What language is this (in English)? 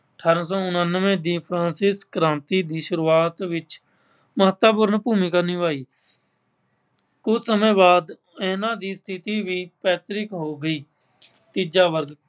Punjabi